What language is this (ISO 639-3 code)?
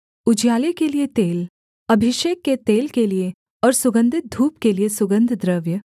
hin